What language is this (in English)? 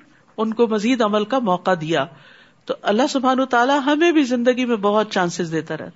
Urdu